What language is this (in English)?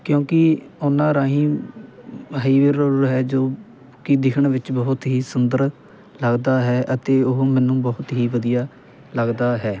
Punjabi